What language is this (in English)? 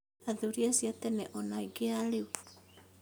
Kikuyu